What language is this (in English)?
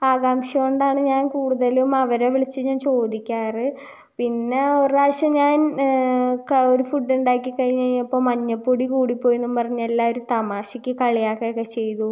Malayalam